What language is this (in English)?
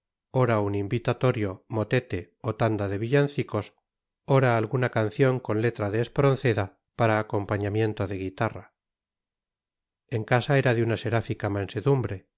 Spanish